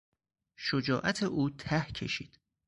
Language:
Persian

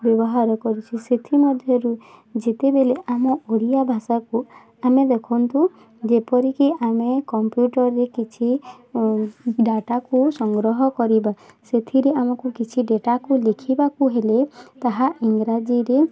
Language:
Odia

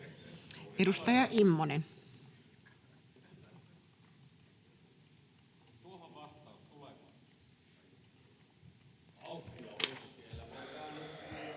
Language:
Finnish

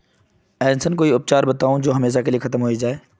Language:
Magahi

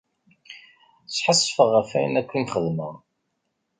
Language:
Kabyle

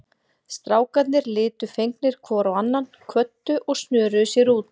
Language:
Icelandic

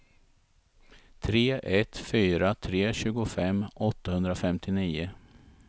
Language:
Swedish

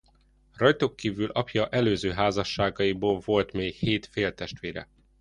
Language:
Hungarian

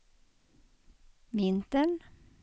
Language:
Swedish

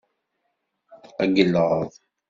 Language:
Kabyle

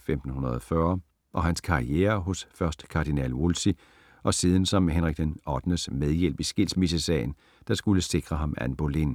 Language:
Danish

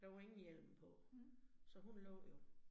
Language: Danish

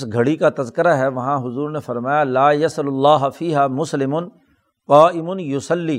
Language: Urdu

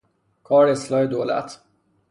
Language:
Persian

